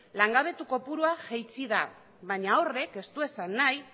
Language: Basque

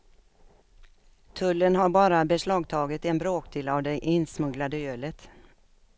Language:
Swedish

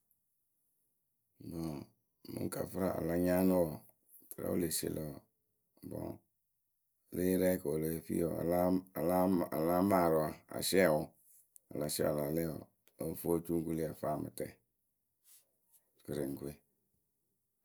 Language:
Akebu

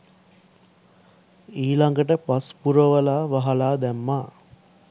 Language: Sinhala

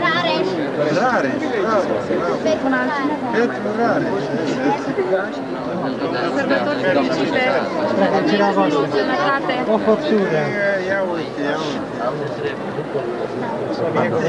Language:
Romanian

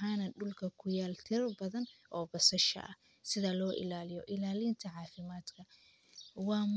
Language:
Somali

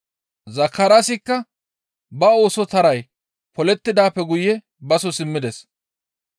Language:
Gamo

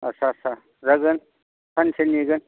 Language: Bodo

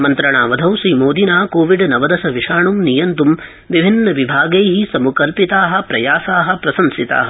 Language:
Sanskrit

